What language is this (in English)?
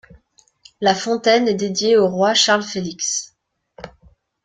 French